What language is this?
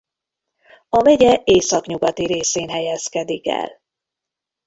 Hungarian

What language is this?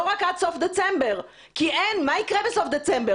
Hebrew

